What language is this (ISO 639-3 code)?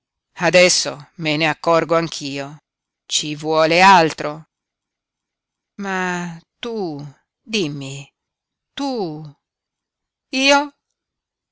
ita